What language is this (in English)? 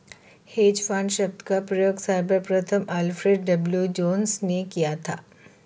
Hindi